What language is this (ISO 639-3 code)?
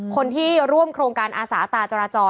tha